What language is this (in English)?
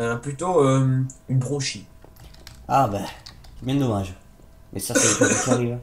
French